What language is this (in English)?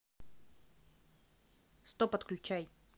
Russian